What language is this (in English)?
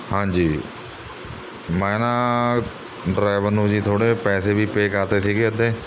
Punjabi